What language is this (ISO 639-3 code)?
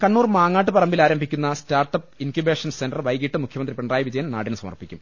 mal